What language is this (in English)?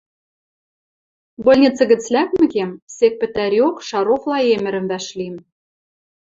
Western Mari